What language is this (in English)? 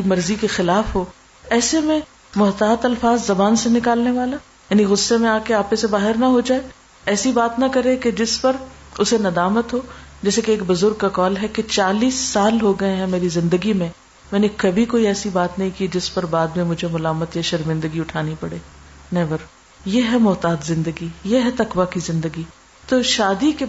Urdu